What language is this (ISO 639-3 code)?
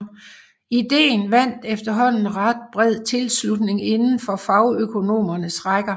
dan